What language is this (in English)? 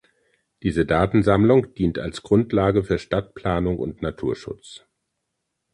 German